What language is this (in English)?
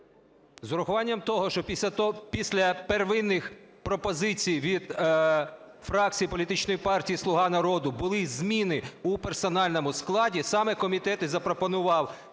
Ukrainian